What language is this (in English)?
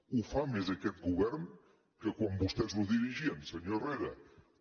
Catalan